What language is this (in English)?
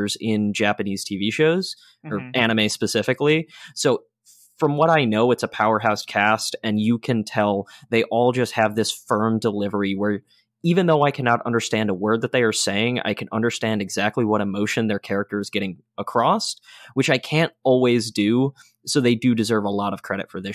English